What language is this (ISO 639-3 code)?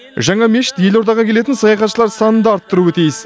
kaz